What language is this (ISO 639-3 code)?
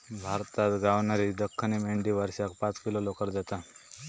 mar